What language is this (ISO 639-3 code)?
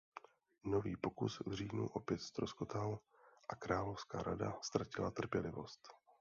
ces